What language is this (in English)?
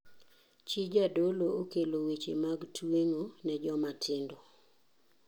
Luo (Kenya and Tanzania)